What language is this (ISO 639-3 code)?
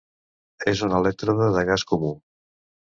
cat